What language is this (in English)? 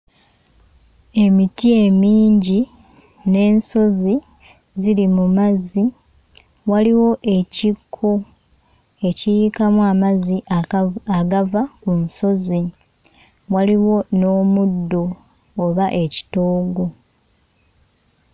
Ganda